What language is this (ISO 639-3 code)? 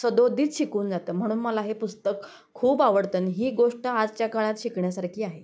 mar